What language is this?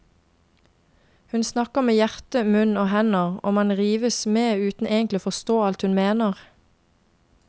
Norwegian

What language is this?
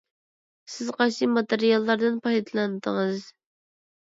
Uyghur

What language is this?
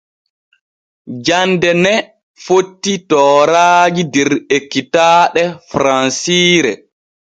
Borgu Fulfulde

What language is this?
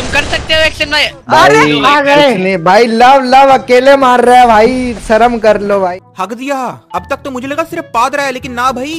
Hindi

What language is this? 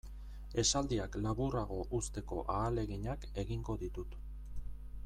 Basque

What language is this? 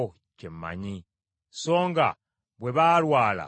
Ganda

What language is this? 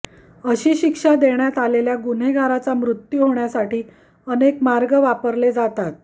Marathi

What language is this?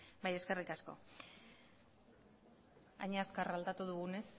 Basque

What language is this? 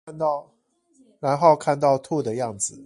Chinese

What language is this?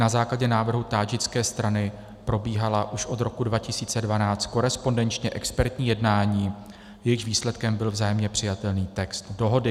Czech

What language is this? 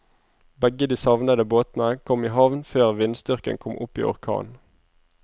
Norwegian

